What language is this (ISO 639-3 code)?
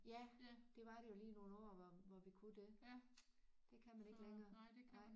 dan